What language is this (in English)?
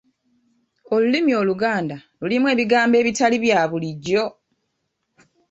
Ganda